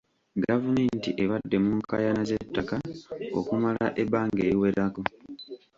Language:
Ganda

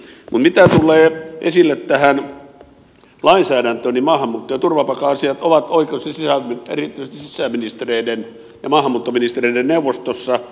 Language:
Finnish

